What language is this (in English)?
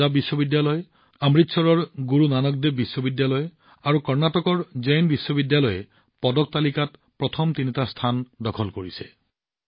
Assamese